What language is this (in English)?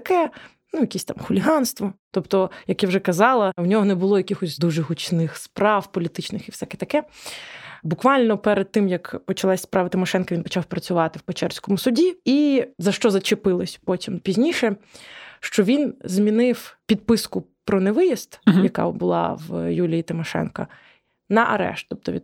Ukrainian